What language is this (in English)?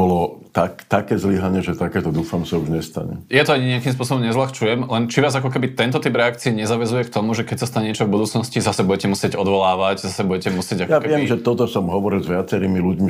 Slovak